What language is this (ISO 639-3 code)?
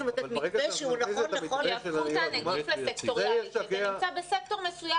heb